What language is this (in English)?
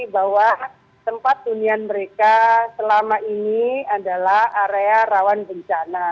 Indonesian